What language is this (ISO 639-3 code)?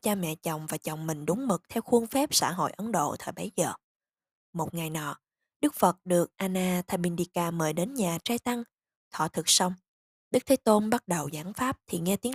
vie